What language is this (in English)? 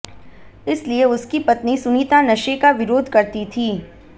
Hindi